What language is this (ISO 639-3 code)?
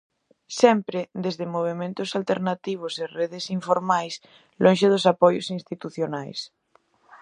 glg